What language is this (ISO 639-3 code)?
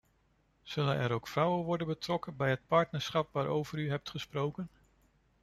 nld